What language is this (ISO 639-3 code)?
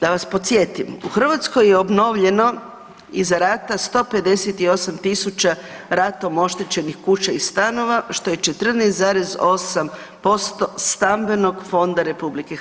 hrv